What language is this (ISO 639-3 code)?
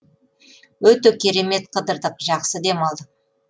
kaz